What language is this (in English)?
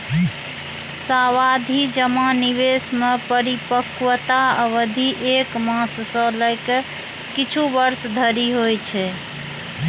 Maithili